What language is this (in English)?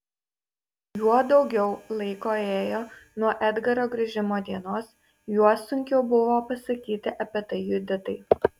Lithuanian